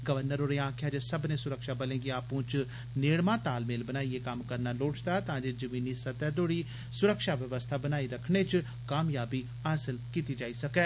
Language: Dogri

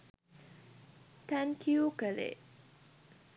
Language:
Sinhala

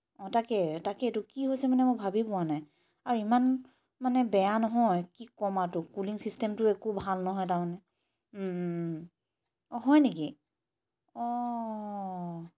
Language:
Assamese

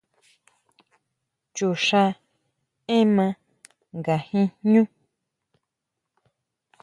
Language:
Huautla Mazatec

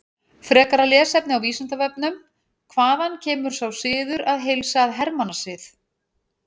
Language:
Icelandic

